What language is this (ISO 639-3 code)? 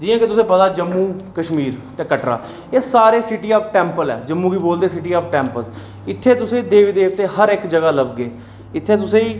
doi